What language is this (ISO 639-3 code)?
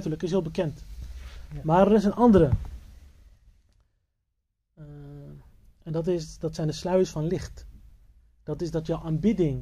nld